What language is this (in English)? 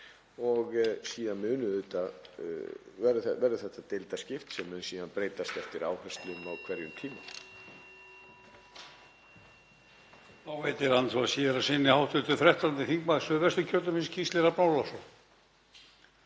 Icelandic